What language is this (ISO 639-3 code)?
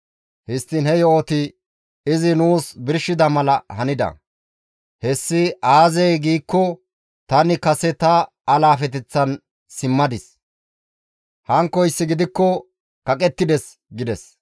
gmv